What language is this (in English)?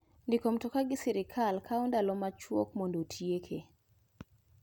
Luo (Kenya and Tanzania)